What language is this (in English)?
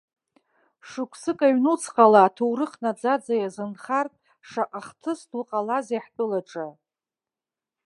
Abkhazian